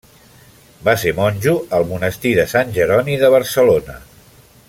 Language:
Catalan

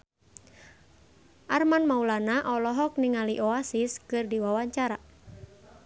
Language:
Sundanese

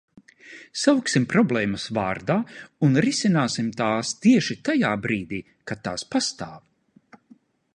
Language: Latvian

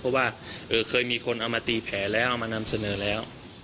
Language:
Thai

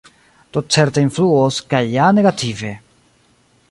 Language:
Esperanto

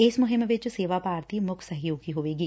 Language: Punjabi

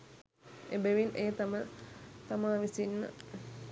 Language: Sinhala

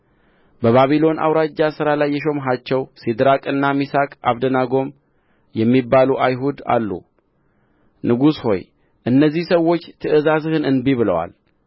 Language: Amharic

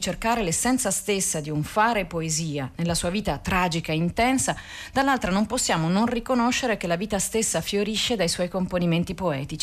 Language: Italian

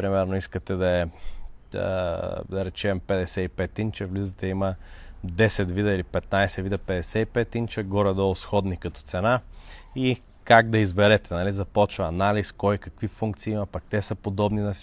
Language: Bulgarian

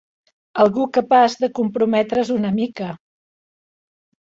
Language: Catalan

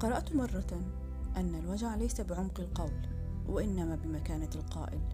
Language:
Arabic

